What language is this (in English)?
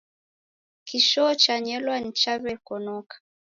Taita